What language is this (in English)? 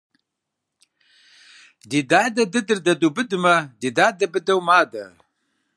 Kabardian